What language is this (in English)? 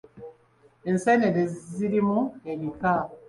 Ganda